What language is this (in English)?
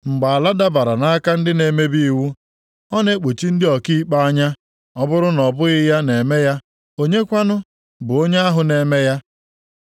Igbo